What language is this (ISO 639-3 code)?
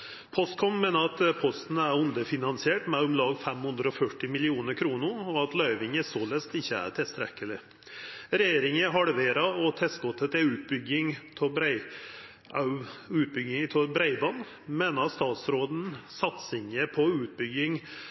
nno